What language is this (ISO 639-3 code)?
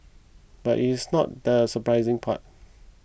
eng